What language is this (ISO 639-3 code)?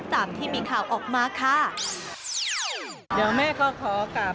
tha